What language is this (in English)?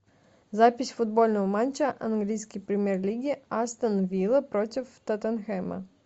Russian